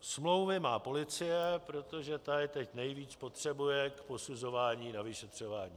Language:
Czech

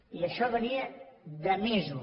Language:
Catalan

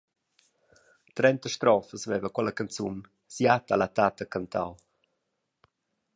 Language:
Romansh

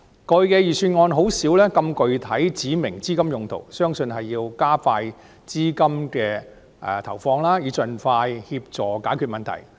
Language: Cantonese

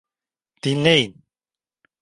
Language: Turkish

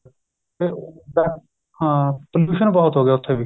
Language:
Punjabi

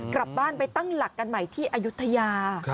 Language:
Thai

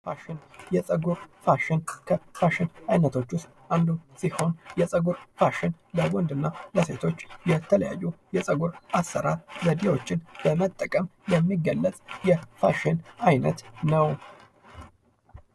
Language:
Amharic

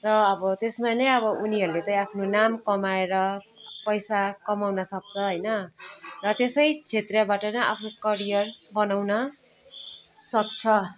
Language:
Nepali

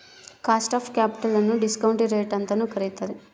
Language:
Kannada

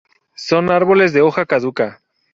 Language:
Spanish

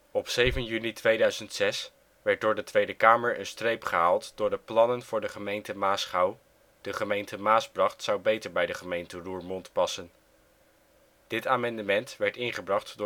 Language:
Dutch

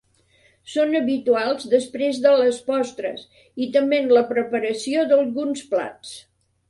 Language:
Catalan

